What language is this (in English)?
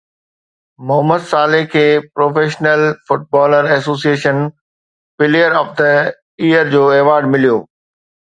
Sindhi